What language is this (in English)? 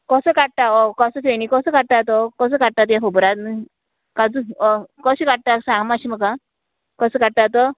Konkani